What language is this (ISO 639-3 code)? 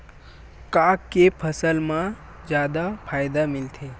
hne